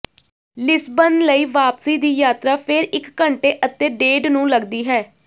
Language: Punjabi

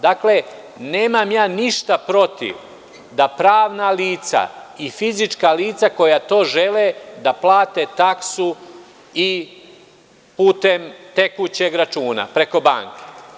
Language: Serbian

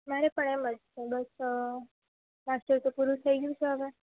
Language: Gujarati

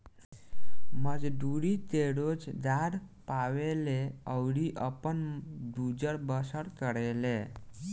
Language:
Bhojpuri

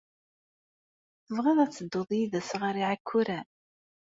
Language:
Kabyle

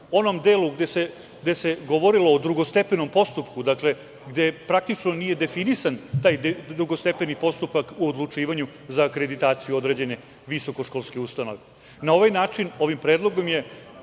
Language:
Serbian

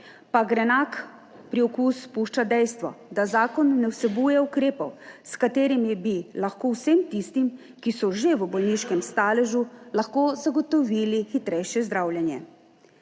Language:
Slovenian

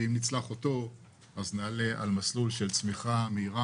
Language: Hebrew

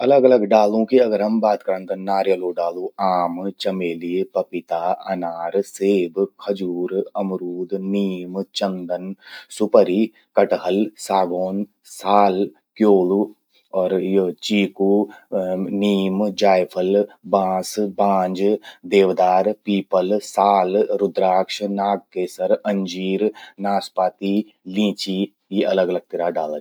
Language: Garhwali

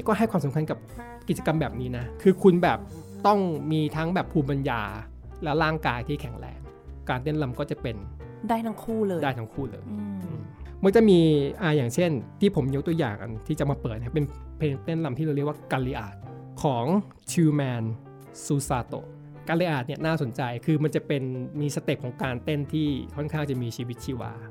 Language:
Thai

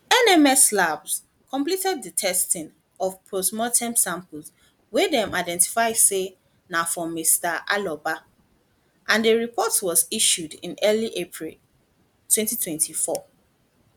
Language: Nigerian Pidgin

